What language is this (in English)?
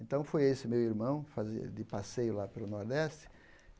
Portuguese